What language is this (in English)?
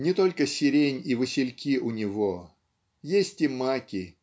Russian